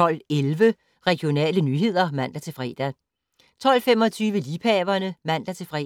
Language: Danish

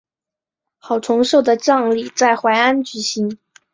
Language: Chinese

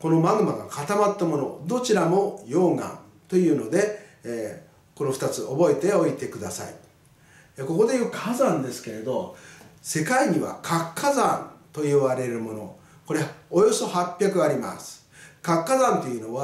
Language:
Japanese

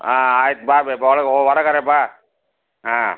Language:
Kannada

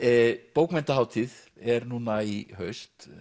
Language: Icelandic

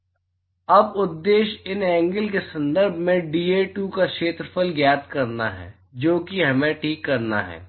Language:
Hindi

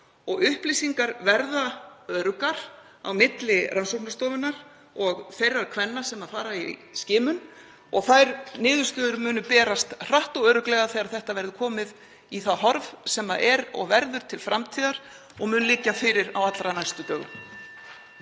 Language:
Icelandic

